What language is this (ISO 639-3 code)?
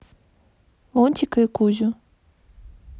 rus